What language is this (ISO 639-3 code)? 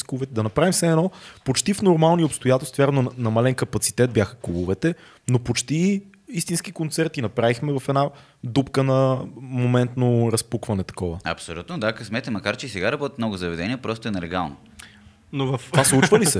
bul